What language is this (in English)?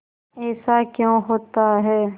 Hindi